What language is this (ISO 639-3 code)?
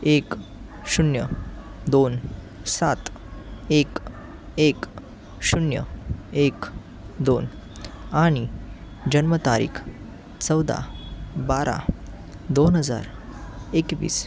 mar